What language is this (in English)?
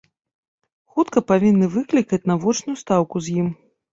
Belarusian